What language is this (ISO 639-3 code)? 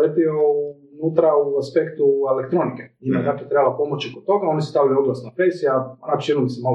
hrv